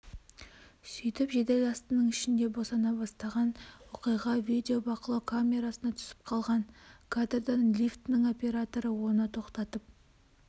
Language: Kazakh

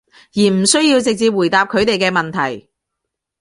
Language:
Cantonese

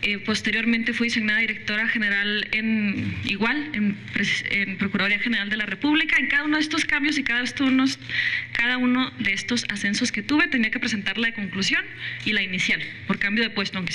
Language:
Spanish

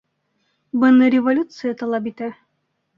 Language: Bashkir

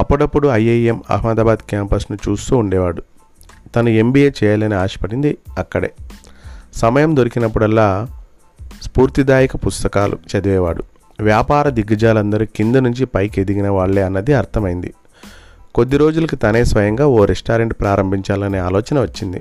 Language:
Telugu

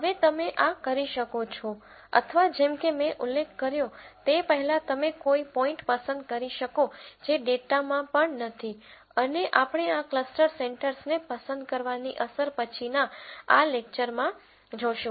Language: Gujarati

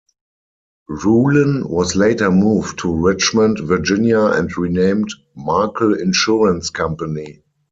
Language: English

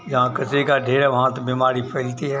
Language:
Hindi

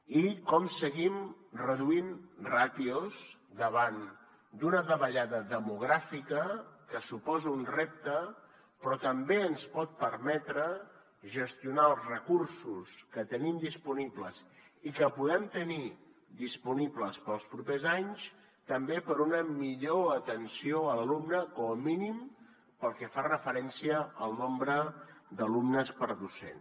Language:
Catalan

